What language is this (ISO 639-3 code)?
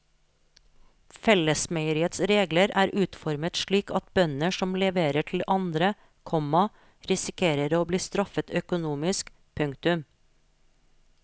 nor